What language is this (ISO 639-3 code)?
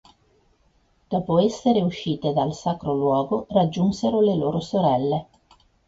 ita